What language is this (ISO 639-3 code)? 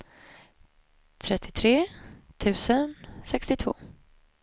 swe